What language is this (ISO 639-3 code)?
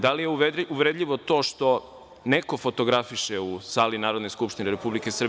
srp